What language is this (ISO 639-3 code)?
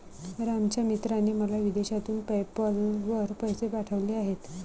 mar